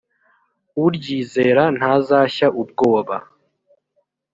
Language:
Kinyarwanda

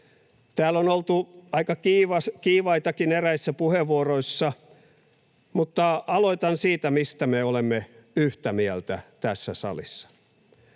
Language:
Finnish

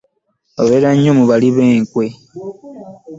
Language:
Ganda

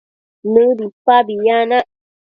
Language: Matsés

